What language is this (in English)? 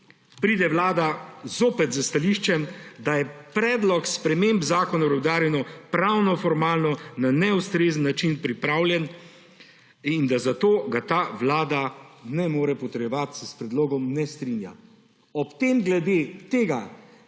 Slovenian